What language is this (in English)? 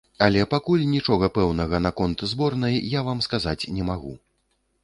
Belarusian